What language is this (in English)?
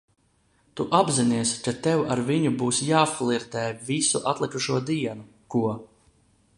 Latvian